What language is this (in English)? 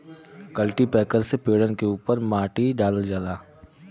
Bhojpuri